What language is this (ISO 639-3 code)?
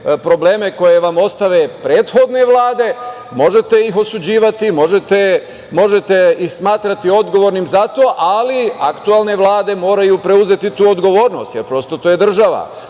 srp